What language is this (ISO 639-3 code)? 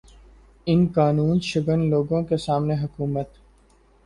urd